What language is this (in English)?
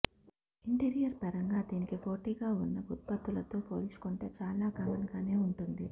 Telugu